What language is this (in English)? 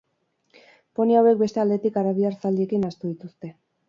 Basque